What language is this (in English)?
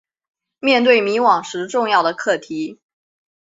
Chinese